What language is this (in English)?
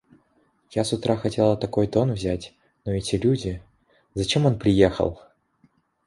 Russian